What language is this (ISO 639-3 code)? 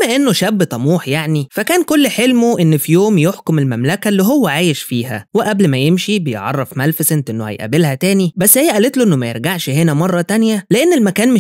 ara